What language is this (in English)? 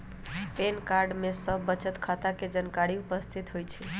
Magahi